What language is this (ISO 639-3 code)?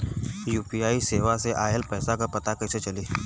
bho